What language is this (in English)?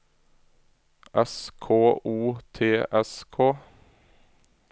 Norwegian